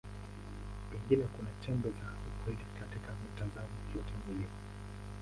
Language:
Swahili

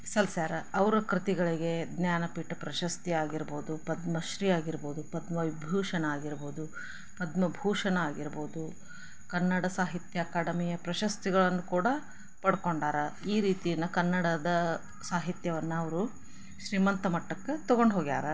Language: Kannada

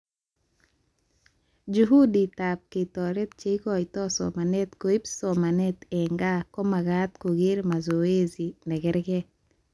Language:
Kalenjin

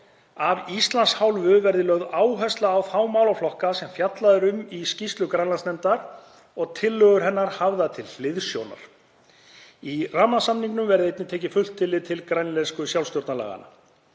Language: Icelandic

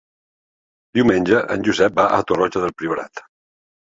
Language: Catalan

